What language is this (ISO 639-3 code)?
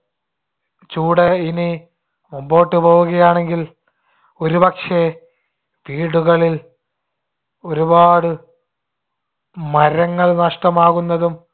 mal